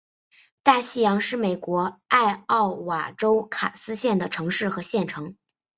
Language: Chinese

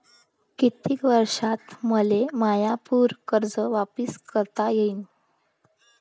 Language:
Marathi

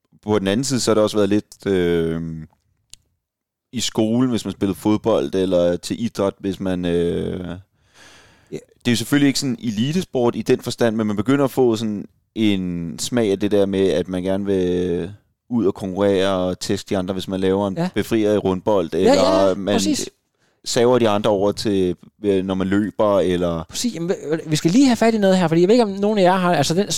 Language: Danish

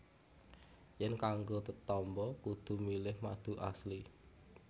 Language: Javanese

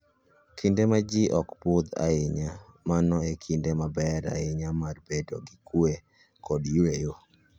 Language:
Luo (Kenya and Tanzania)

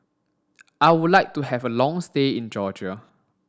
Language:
English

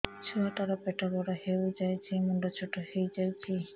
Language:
Odia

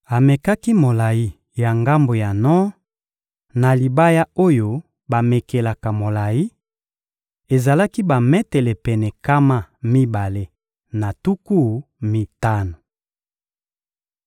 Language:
Lingala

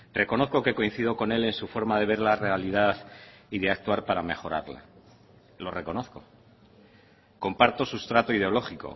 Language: Spanish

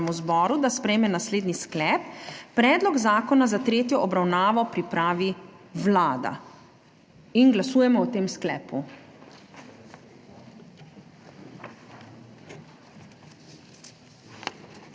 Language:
Slovenian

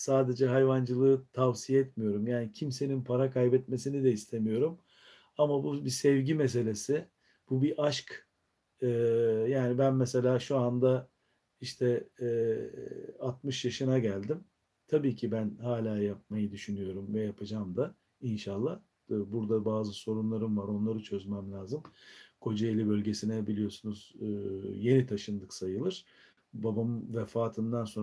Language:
Turkish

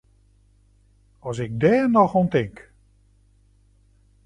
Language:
Western Frisian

